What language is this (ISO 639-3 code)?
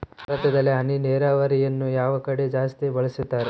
kan